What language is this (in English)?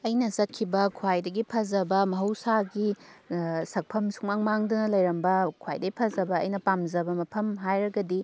Manipuri